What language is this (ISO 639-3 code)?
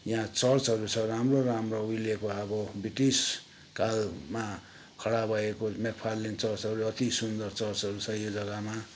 nep